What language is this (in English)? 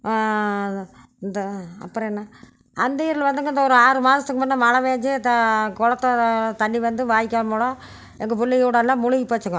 Tamil